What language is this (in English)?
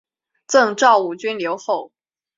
Chinese